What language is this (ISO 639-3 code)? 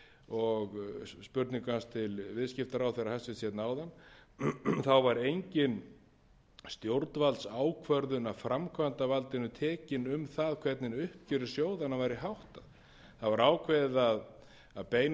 isl